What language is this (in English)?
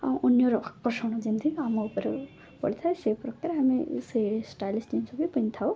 Odia